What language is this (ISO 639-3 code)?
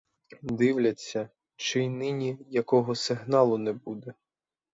ukr